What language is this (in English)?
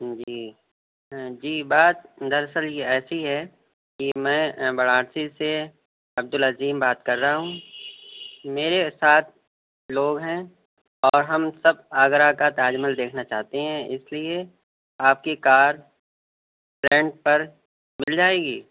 Urdu